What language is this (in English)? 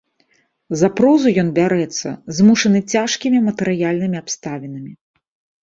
Belarusian